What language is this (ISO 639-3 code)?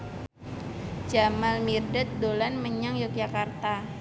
jav